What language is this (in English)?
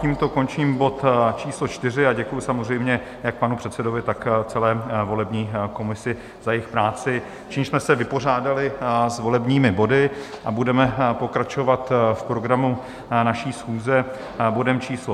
Czech